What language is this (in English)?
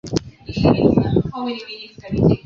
Swahili